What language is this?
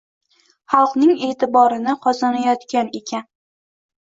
Uzbek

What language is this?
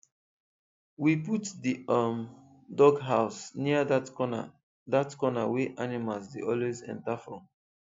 Nigerian Pidgin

